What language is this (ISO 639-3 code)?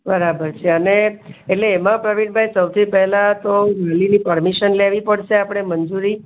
guj